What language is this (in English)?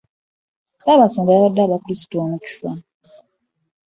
Ganda